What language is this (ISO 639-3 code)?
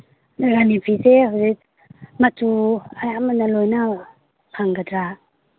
mni